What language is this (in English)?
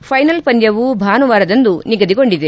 Kannada